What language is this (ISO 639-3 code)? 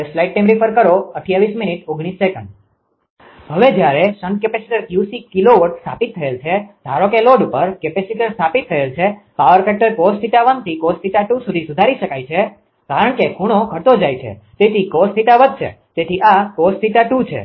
guj